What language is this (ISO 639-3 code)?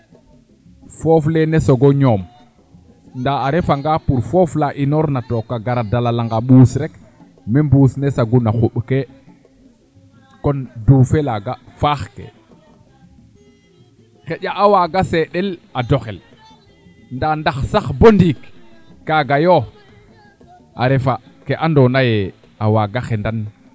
srr